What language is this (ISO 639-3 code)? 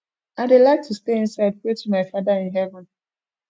pcm